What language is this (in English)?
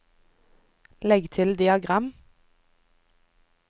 Norwegian